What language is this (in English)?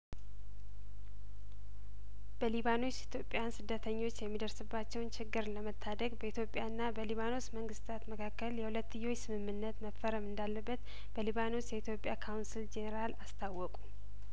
Amharic